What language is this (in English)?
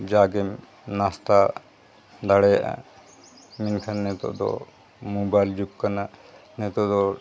Santali